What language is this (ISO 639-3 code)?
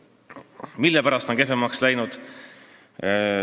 est